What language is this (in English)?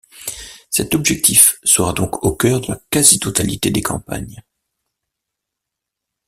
French